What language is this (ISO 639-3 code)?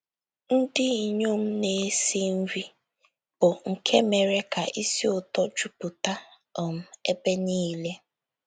ibo